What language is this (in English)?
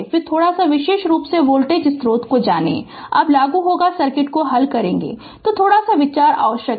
Hindi